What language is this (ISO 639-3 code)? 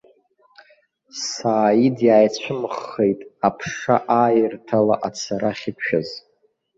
abk